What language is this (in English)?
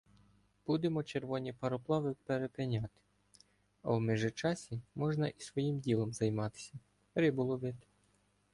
Ukrainian